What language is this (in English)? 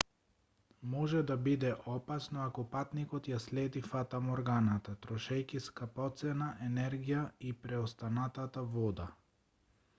Macedonian